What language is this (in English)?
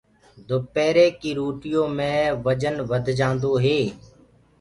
Gurgula